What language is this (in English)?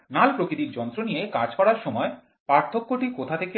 Bangla